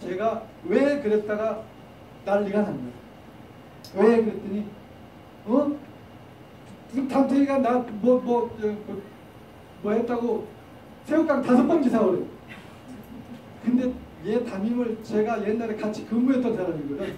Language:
Korean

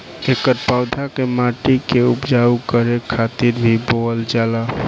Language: Bhojpuri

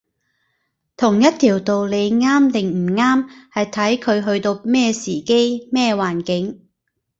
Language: Cantonese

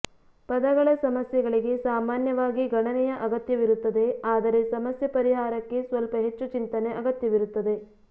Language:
Kannada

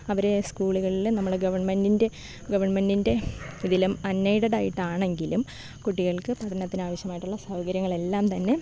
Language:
Malayalam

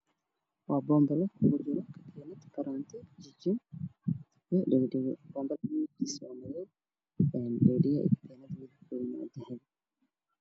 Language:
Somali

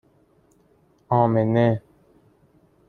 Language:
Persian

